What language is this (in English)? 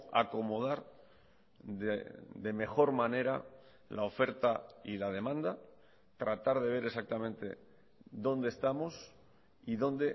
Spanish